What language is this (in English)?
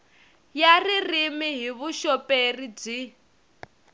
Tsonga